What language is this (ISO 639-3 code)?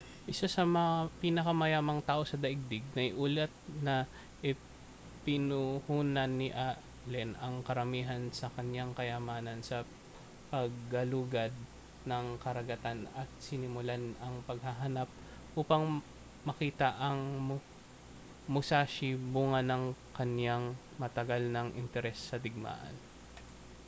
fil